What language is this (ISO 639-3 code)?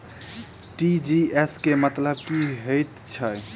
mai